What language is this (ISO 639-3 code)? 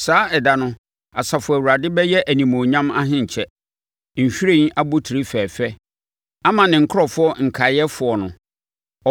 aka